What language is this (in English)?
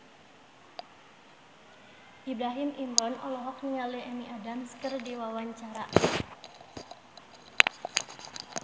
Sundanese